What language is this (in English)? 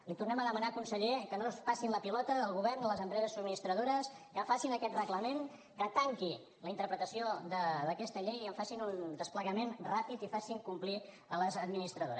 Catalan